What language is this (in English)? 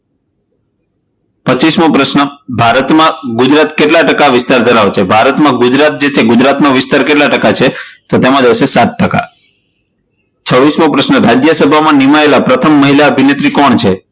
Gujarati